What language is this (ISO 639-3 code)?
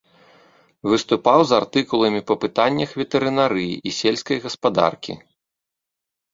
bel